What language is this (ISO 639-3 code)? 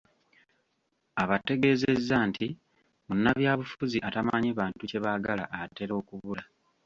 lug